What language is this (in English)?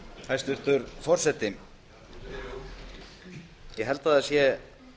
Icelandic